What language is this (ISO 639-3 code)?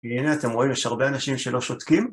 heb